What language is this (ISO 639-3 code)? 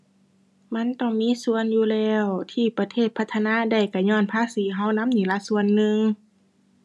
tha